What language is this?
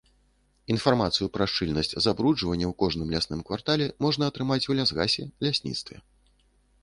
Belarusian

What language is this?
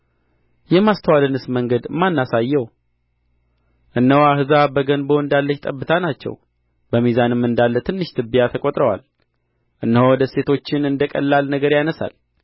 Amharic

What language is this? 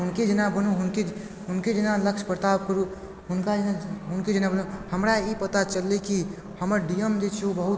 Maithili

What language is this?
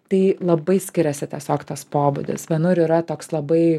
Lithuanian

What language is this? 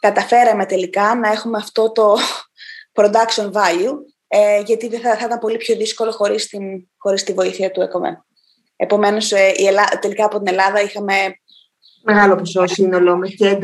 Greek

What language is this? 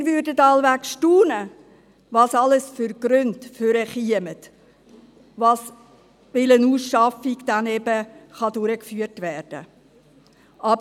Swiss German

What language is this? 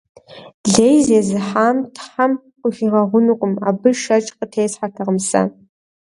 Kabardian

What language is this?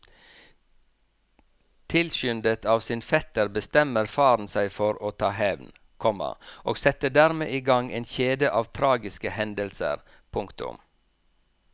Norwegian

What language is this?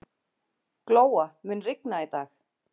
Icelandic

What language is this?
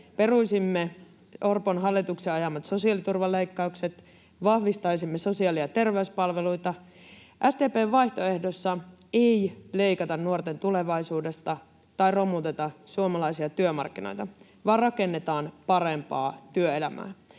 Finnish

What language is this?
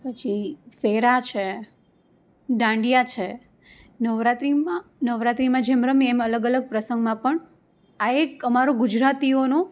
Gujarati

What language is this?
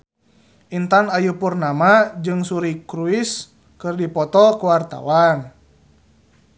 Sundanese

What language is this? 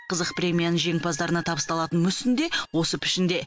Kazakh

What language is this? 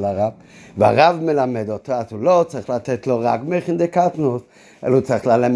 Hebrew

